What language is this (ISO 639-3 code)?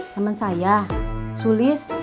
ind